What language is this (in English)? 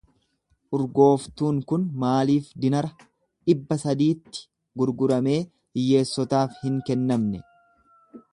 Oromo